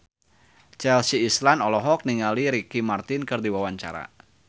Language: Sundanese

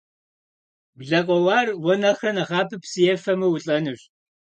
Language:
Kabardian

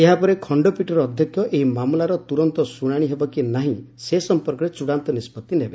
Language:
Odia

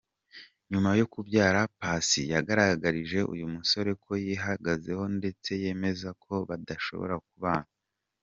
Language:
Kinyarwanda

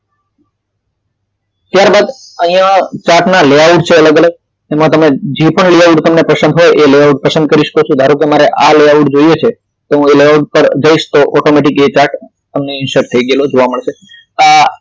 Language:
Gujarati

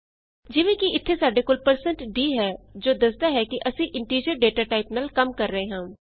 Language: Punjabi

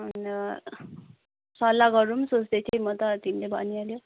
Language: Nepali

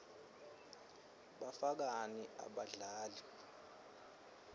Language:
Swati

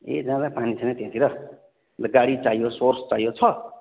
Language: Nepali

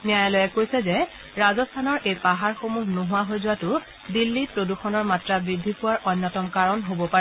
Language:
Assamese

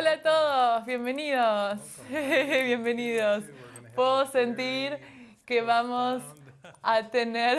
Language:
Spanish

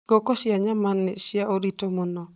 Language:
Kikuyu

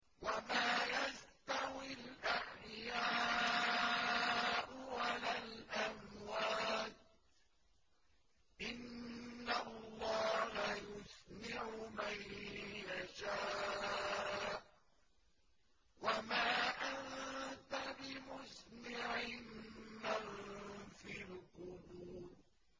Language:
Arabic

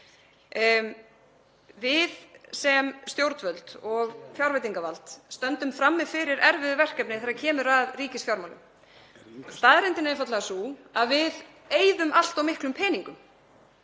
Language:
Icelandic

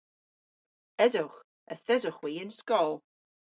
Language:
Cornish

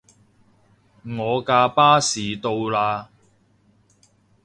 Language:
Cantonese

